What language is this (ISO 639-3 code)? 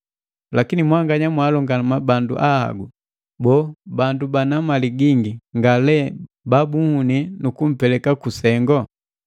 mgv